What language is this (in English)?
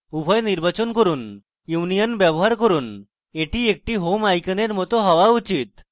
Bangla